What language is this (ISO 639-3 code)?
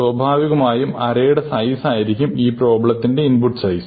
mal